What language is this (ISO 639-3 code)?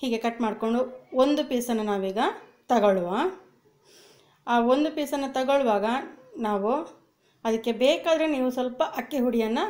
hin